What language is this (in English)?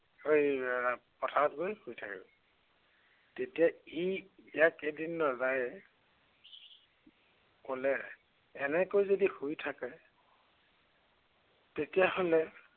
Assamese